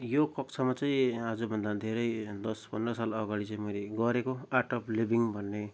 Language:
Nepali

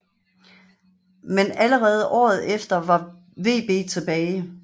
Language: Danish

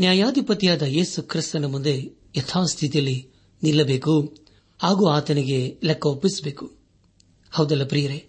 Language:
Kannada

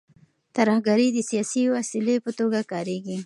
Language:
Pashto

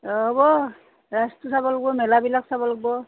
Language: Assamese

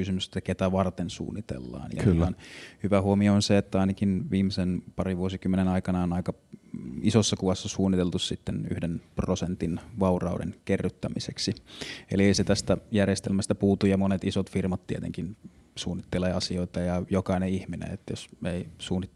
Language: Finnish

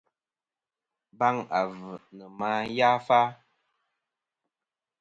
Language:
Kom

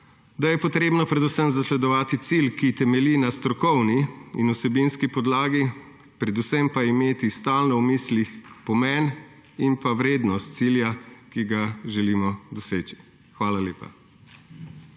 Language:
Slovenian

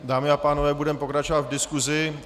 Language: Czech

